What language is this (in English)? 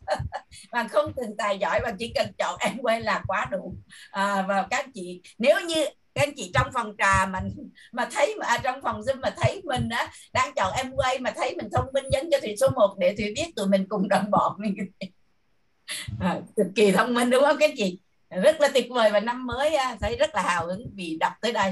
Vietnamese